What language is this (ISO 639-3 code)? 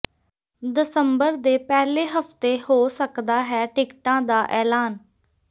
pan